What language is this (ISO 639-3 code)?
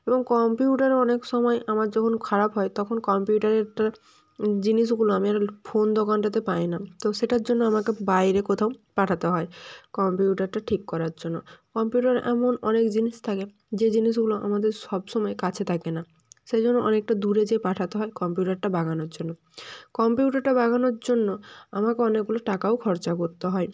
ben